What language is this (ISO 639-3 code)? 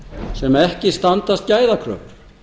isl